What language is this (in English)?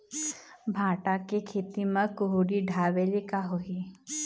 Chhattisgarhi